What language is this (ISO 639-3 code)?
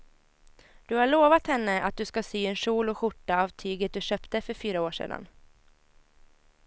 swe